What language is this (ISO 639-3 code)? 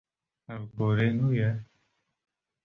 kur